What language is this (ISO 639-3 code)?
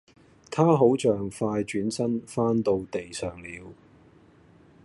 yue